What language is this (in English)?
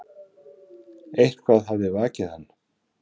Icelandic